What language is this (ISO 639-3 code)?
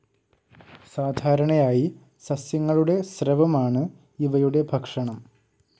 mal